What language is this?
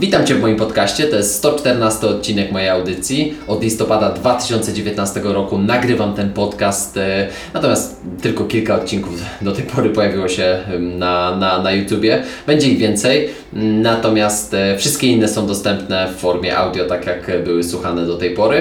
Polish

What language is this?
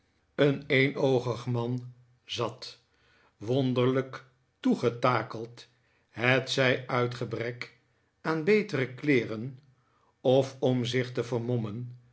Dutch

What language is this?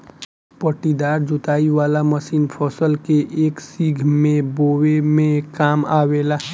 Bhojpuri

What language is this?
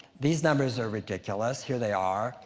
English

